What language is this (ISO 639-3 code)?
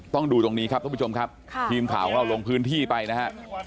tha